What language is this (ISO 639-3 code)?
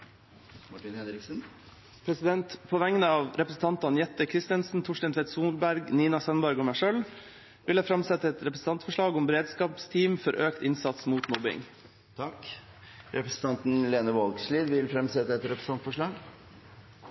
nor